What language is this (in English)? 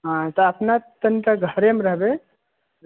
Maithili